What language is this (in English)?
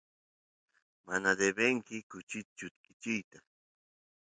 Santiago del Estero Quichua